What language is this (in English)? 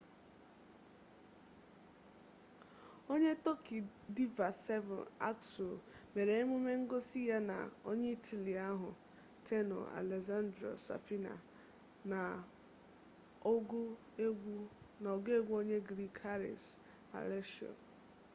Igbo